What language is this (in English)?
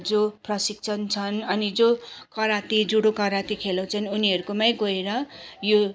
Nepali